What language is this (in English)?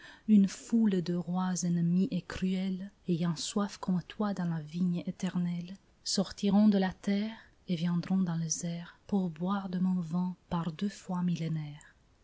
French